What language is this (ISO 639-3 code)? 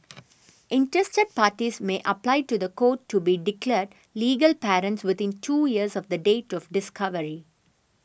eng